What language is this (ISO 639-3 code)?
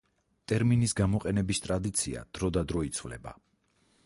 kat